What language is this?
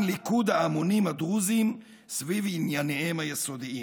Hebrew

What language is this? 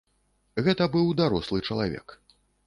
Belarusian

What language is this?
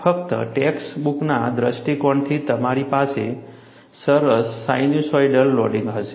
Gujarati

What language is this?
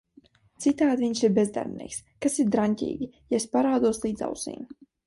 Latvian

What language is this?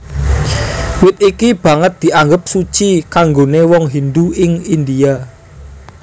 Javanese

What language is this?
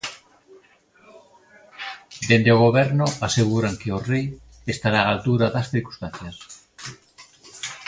Galician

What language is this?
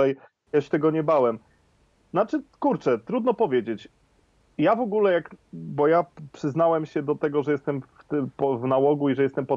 Polish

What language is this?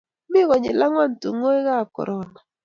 Kalenjin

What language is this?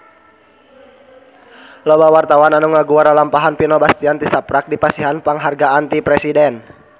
Sundanese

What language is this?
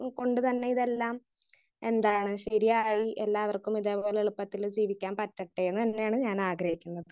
Malayalam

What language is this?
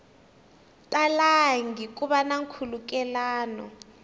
Tsonga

